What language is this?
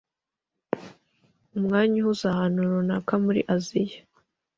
Kinyarwanda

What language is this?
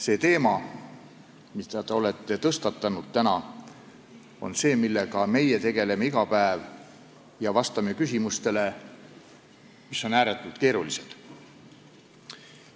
Estonian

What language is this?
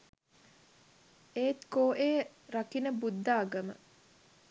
Sinhala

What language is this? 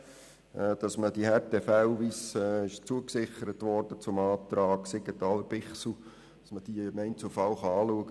Swiss German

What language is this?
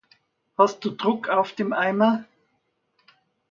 German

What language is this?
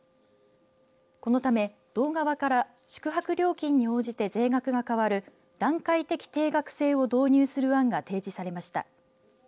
Japanese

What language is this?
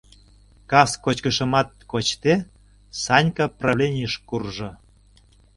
Mari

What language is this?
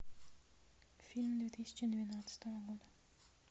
Russian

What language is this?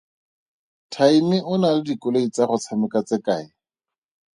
Tswana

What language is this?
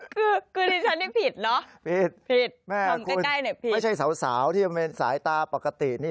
Thai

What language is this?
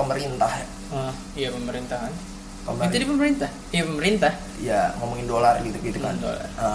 Indonesian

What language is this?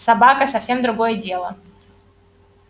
Russian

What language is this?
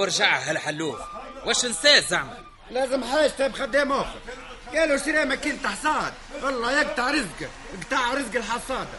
Arabic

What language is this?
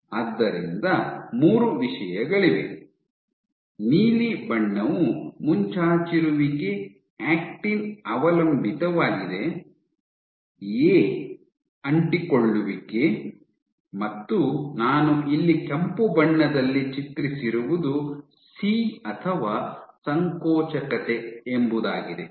Kannada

